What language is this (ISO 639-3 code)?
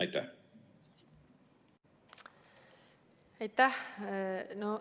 est